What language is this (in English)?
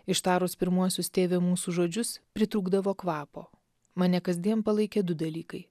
Lithuanian